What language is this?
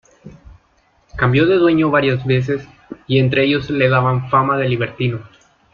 Spanish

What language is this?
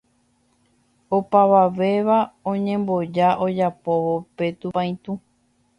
Guarani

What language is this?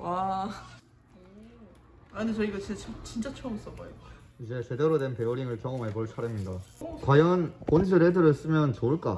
Korean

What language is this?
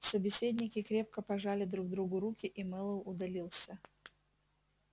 Russian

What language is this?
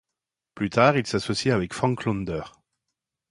French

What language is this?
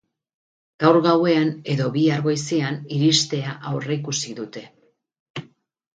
Basque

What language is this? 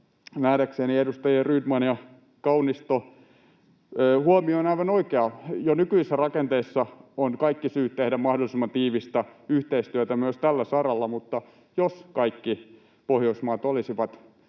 Finnish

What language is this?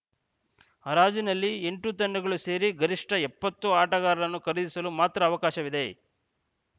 Kannada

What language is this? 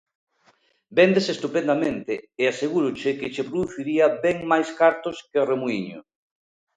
Galician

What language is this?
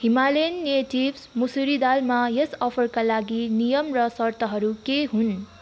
Nepali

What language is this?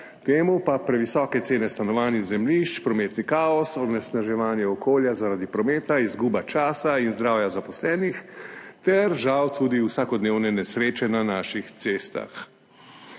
Slovenian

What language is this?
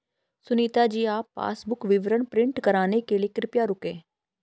Hindi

